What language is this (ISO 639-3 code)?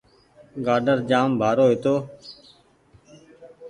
gig